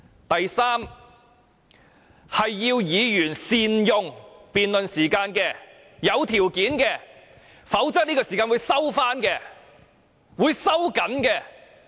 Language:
Cantonese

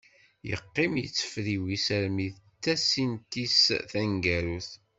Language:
Kabyle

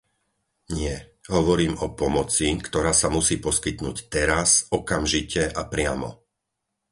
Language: Slovak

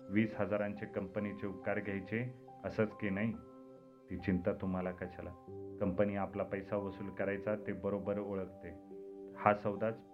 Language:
Marathi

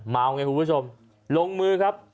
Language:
Thai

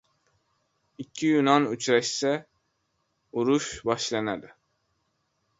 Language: Uzbek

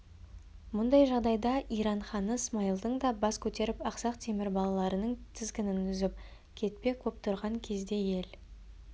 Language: Kazakh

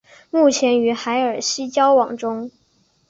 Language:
Chinese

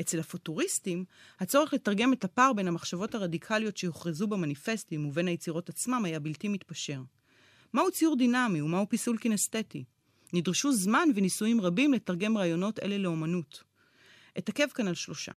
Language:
Hebrew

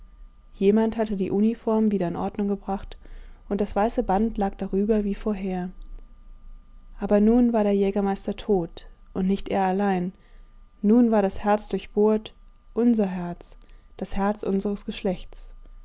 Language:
German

